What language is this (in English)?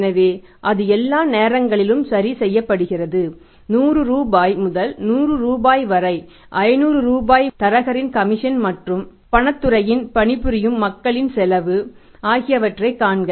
Tamil